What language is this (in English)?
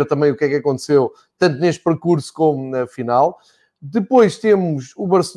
Portuguese